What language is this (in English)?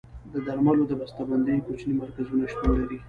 Pashto